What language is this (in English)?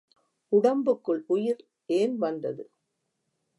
Tamil